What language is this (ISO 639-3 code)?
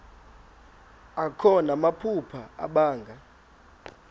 xho